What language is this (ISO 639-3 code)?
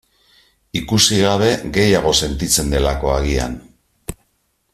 eus